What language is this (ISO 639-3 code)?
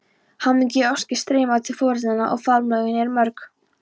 isl